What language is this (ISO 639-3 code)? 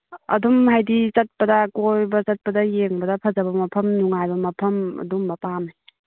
mni